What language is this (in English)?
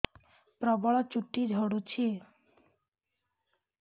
Odia